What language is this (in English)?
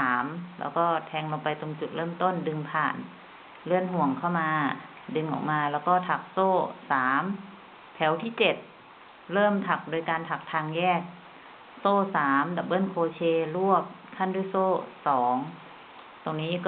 Thai